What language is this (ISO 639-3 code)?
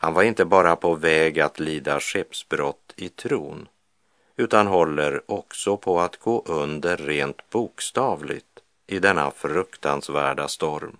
swe